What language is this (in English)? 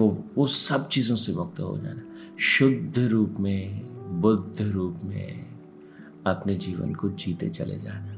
Hindi